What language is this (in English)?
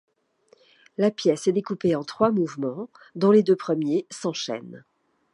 French